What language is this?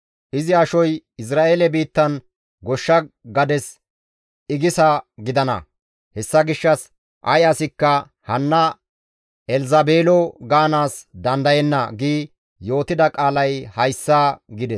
Gamo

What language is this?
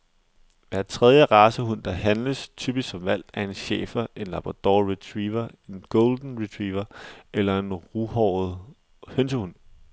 Danish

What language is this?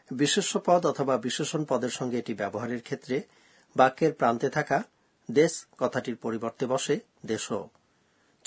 Bangla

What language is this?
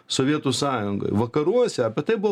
Lithuanian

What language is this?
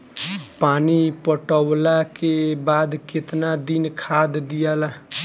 Bhojpuri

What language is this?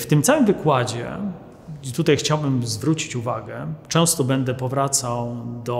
Polish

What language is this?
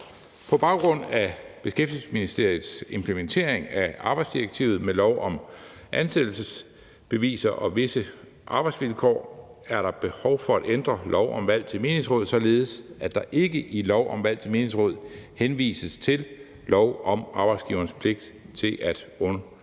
Danish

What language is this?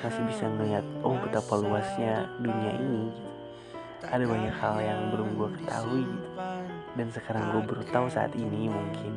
Indonesian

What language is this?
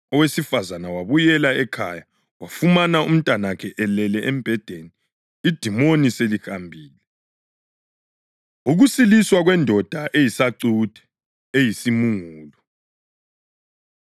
North Ndebele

